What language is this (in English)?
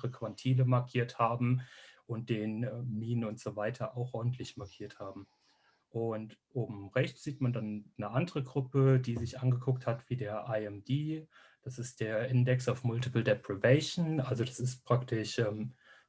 German